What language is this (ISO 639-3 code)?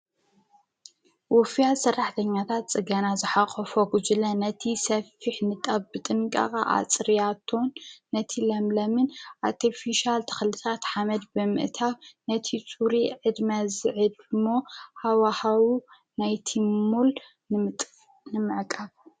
tir